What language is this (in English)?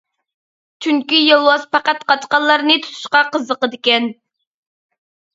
Uyghur